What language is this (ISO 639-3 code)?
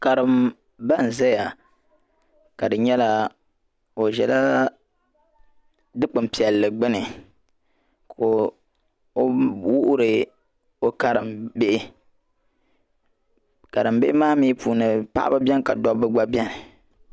dag